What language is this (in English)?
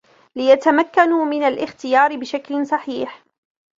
Arabic